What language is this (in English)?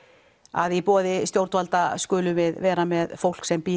Icelandic